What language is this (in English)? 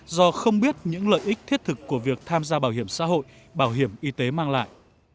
Vietnamese